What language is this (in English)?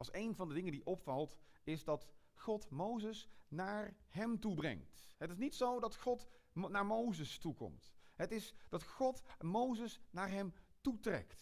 Dutch